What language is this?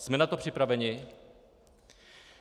Czech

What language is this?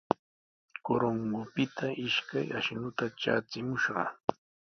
Sihuas Ancash Quechua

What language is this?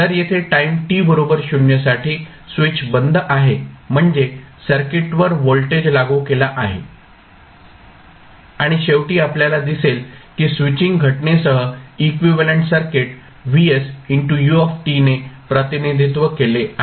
Marathi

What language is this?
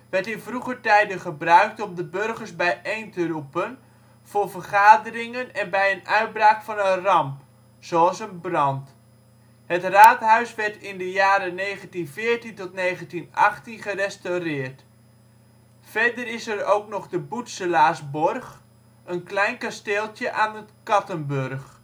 Dutch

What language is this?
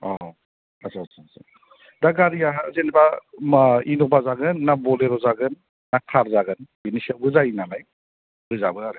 Bodo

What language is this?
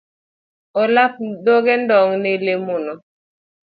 Luo (Kenya and Tanzania)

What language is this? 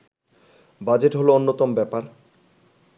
Bangla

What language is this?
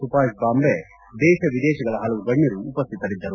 Kannada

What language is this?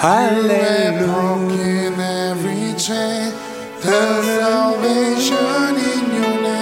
Korean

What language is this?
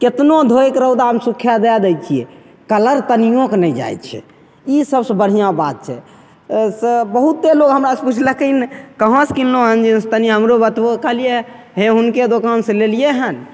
Maithili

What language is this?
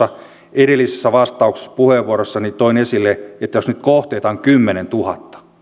Finnish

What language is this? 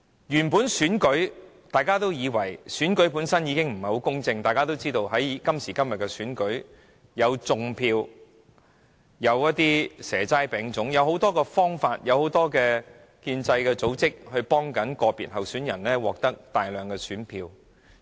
Cantonese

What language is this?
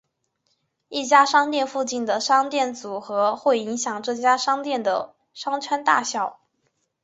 Chinese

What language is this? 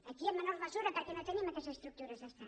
Catalan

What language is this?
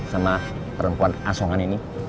Indonesian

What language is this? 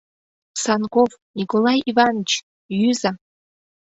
Mari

